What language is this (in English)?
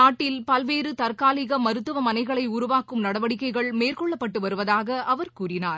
Tamil